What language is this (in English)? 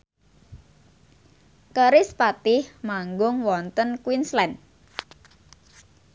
Javanese